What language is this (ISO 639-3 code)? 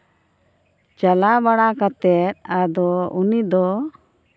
sat